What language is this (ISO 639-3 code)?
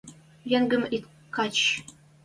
mrj